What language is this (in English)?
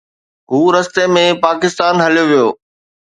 Sindhi